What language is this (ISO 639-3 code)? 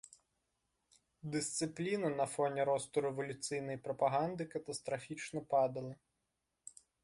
bel